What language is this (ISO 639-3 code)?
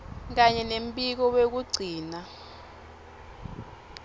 ssw